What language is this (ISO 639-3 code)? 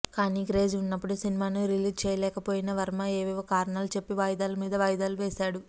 tel